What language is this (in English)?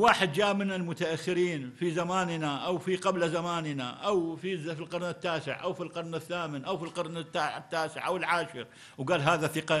Arabic